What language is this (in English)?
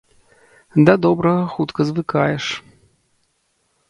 Belarusian